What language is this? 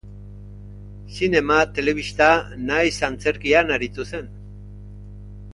Basque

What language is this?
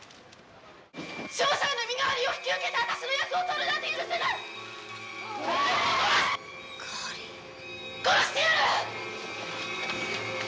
Japanese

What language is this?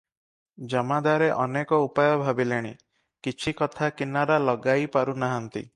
Odia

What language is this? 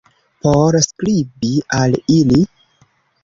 Esperanto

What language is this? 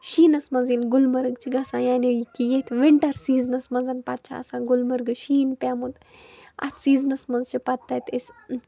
Kashmiri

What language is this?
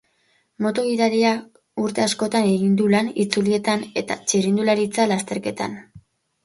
Basque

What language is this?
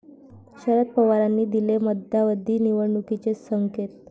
Marathi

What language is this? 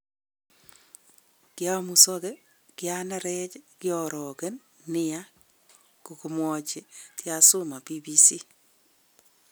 Kalenjin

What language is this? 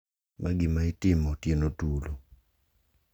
Luo (Kenya and Tanzania)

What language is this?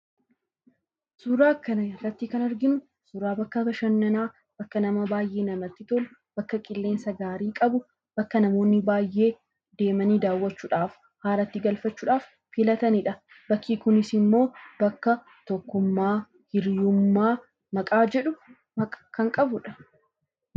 Oromo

